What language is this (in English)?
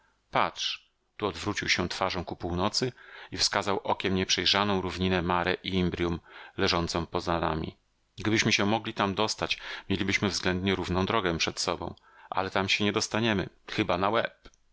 Polish